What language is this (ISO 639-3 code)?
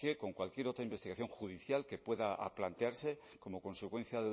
spa